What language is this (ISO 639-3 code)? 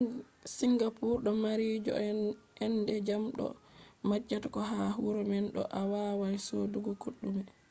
ful